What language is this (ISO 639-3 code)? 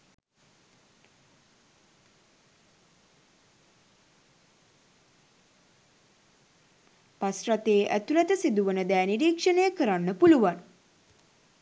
sin